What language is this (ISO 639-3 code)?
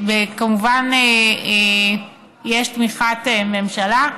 heb